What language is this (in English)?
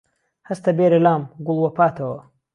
Central Kurdish